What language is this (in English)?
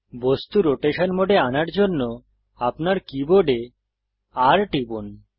Bangla